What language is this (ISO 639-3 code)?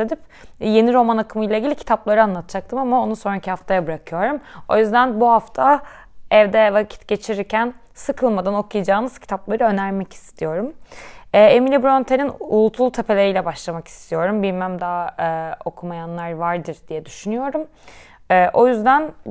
tur